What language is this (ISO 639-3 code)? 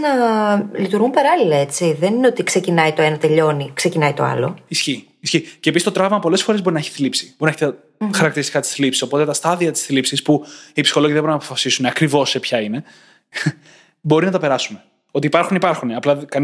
ell